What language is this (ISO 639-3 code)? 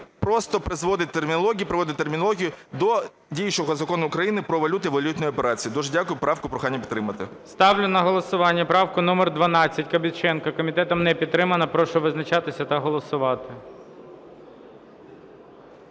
ukr